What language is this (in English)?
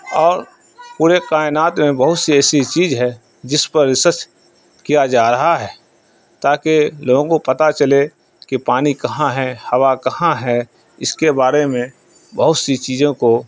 Urdu